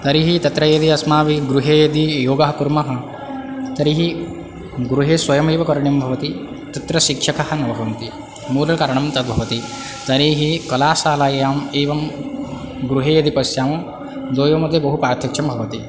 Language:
Sanskrit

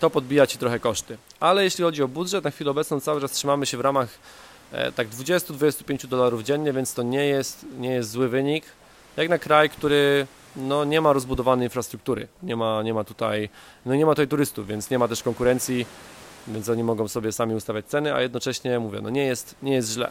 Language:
Polish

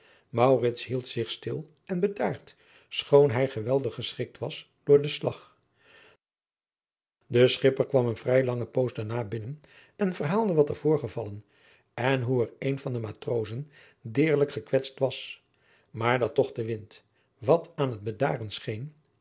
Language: Dutch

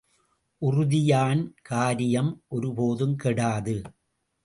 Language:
Tamil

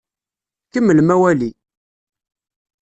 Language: Kabyle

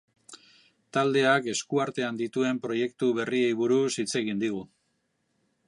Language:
Basque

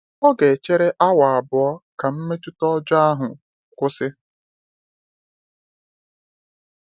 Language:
Igbo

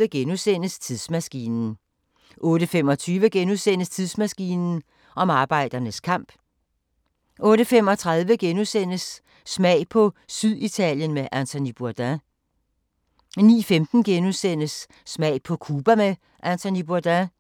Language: Danish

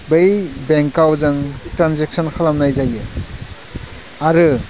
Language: Bodo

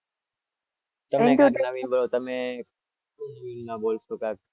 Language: Gujarati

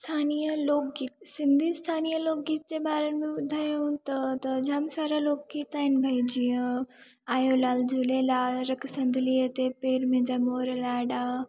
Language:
Sindhi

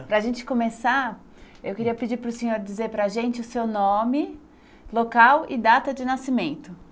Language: Portuguese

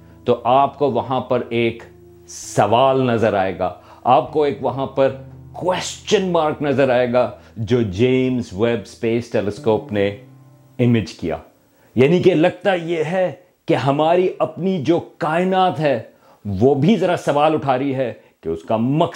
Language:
Urdu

